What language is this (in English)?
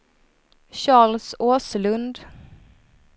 Swedish